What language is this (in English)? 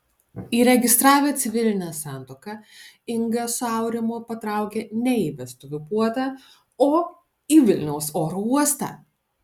Lithuanian